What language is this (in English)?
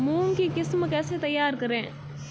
Hindi